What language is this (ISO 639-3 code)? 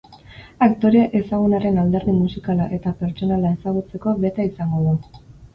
eus